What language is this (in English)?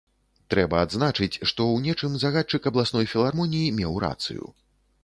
Belarusian